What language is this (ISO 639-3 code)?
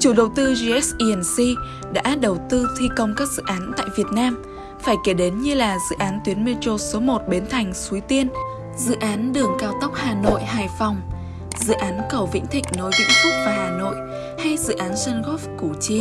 vie